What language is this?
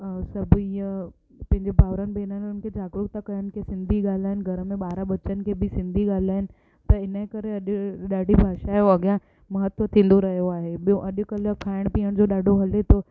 Sindhi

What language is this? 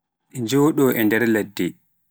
Pular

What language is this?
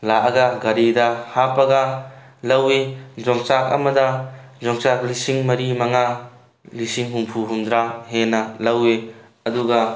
Manipuri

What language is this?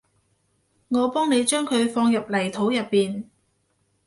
Cantonese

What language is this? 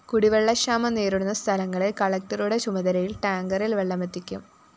Malayalam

